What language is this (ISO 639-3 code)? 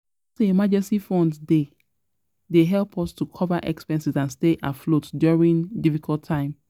pcm